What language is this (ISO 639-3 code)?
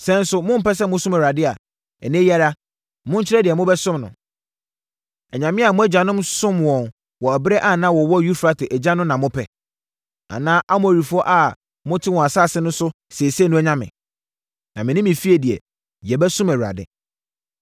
aka